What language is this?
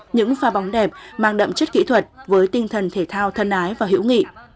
Vietnamese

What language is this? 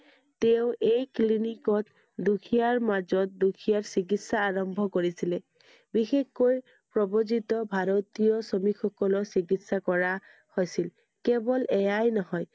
Assamese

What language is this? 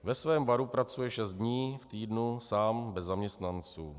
Czech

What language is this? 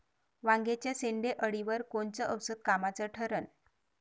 Marathi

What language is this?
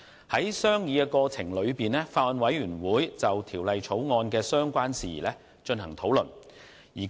Cantonese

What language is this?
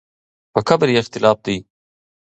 Pashto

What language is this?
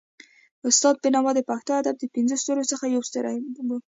Pashto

